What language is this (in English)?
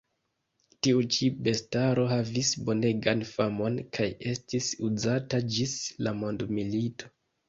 Esperanto